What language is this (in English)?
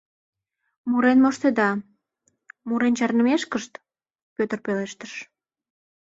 Mari